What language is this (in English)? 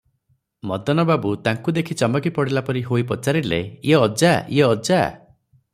Odia